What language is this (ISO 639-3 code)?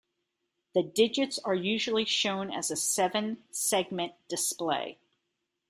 eng